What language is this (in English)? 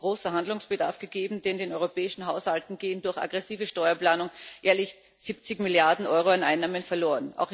German